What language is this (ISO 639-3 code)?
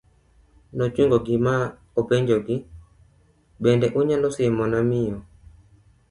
luo